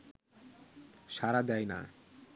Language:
Bangla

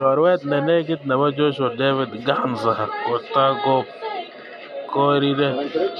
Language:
Kalenjin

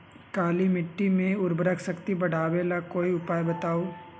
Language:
Magahi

